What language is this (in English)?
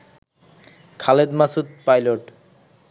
Bangla